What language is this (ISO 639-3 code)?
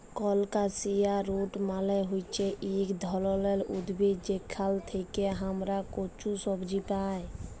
ben